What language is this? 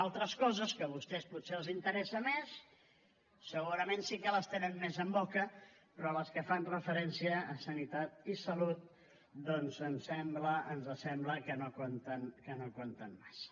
Catalan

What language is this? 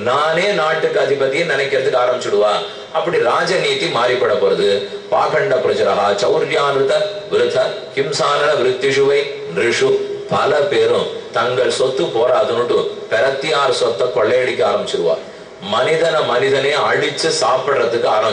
Romanian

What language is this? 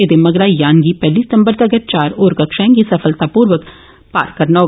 Dogri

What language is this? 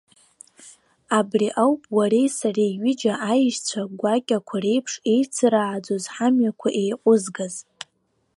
Abkhazian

